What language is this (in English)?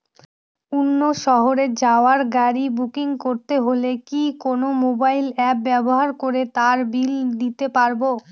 Bangla